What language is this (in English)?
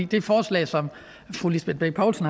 Danish